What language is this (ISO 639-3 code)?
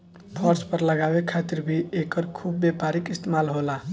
bho